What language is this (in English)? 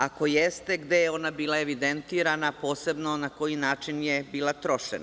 Serbian